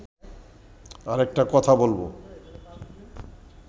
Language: Bangla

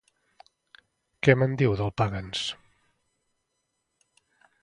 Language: Catalan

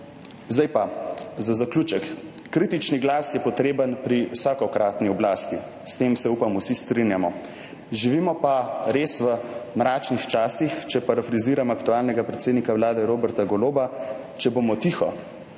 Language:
Slovenian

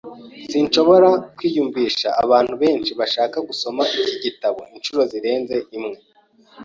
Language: Kinyarwanda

